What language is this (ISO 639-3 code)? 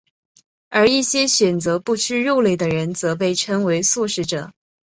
zho